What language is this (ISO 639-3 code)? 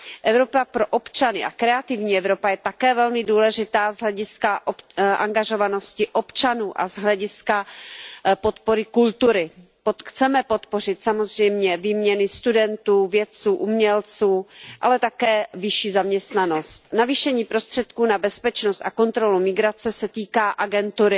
ces